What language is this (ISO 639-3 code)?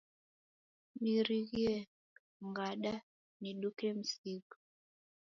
dav